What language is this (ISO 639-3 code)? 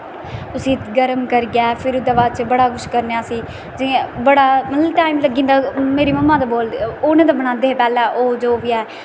doi